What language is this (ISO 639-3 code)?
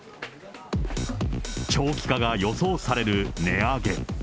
jpn